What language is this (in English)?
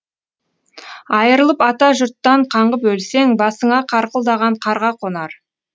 Kazakh